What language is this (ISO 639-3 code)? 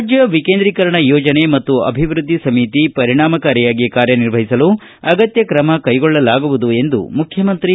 kan